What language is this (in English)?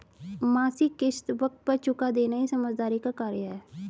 Hindi